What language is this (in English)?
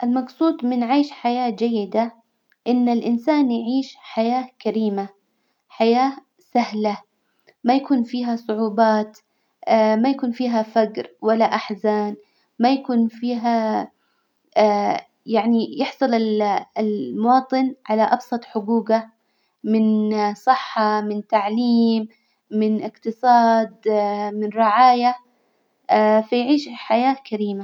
Hijazi Arabic